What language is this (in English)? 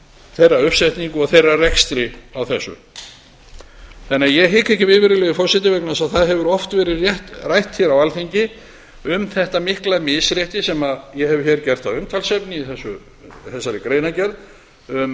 Icelandic